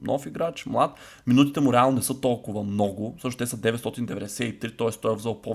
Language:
Bulgarian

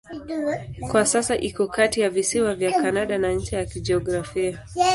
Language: Swahili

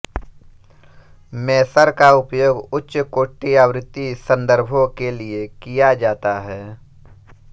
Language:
Hindi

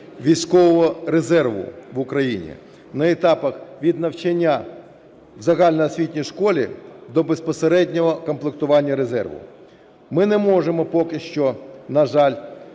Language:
Ukrainian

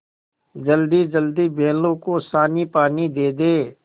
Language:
Hindi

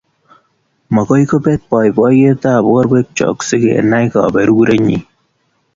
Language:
Kalenjin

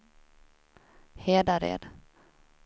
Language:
Swedish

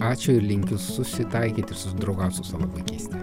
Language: Lithuanian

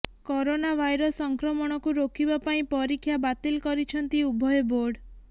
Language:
Odia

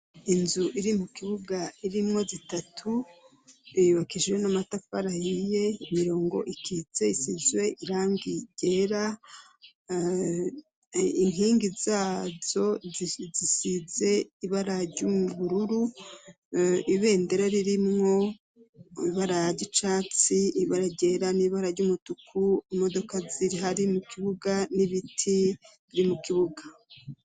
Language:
Rundi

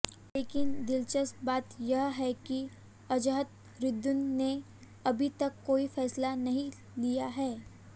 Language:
Hindi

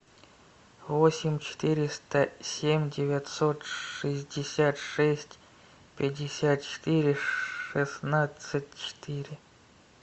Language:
Russian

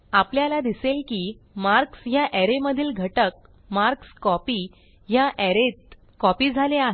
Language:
Marathi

